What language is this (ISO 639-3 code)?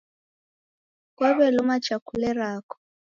dav